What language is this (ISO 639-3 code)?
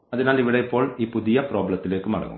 mal